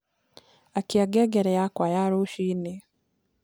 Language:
Kikuyu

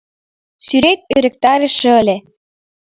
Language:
Mari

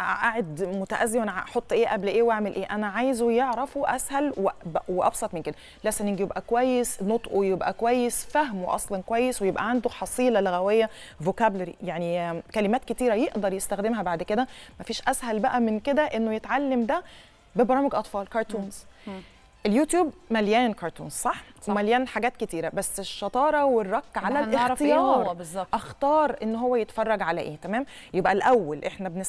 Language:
Arabic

